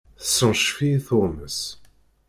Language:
Kabyle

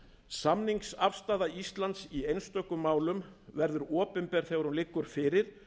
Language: Icelandic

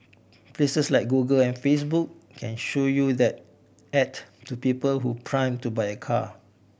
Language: English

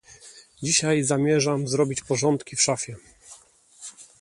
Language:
Polish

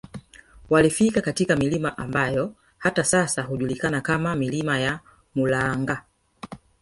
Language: Swahili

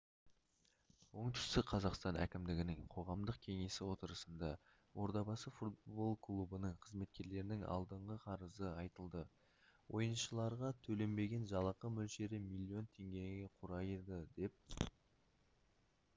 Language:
Kazakh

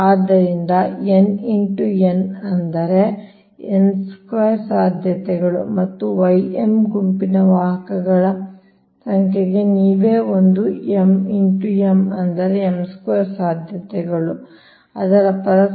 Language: Kannada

